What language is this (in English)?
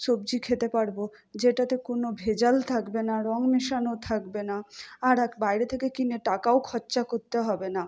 Bangla